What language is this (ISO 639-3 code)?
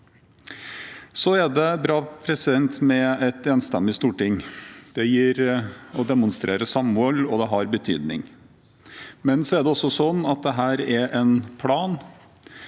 nor